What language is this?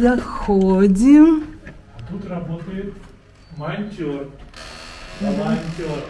Russian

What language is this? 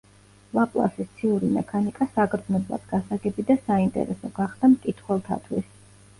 Georgian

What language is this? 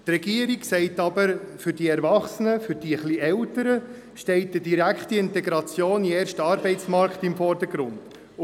Swiss German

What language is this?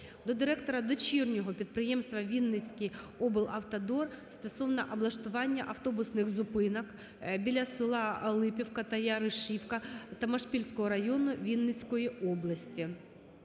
Ukrainian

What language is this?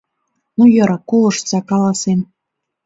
Mari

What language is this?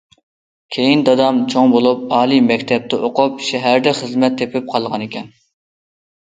Uyghur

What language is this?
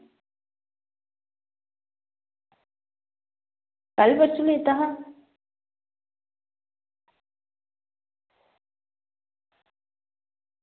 Dogri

